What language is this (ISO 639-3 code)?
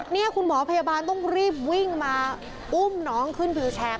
tha